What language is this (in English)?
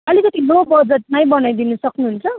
Nepali